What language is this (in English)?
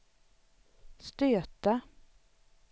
Swedish